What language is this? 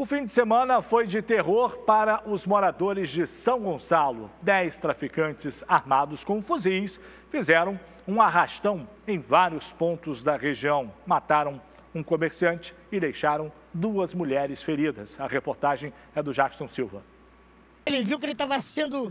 Portuguese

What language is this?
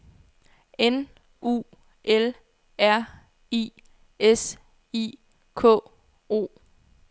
Danish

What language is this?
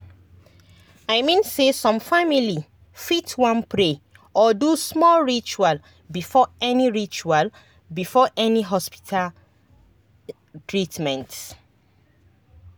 Nigerian Pidgin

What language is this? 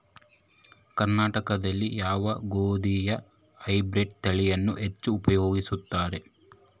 Kannada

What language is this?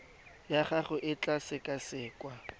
Tswana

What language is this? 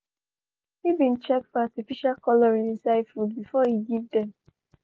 Nigerian Pidgin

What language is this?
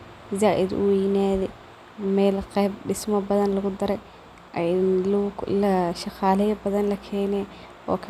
Somali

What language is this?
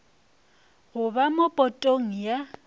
Northern Sotho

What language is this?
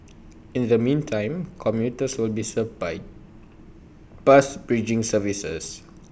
English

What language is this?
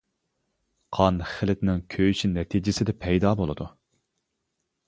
Uyghur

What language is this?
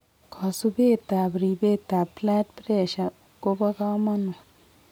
Kalenjin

